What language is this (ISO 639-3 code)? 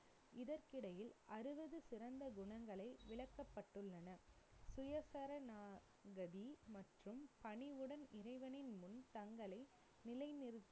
tam